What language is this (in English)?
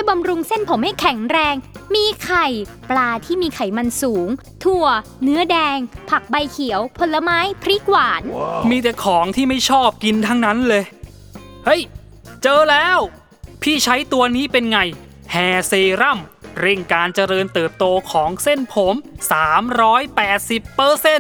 Thai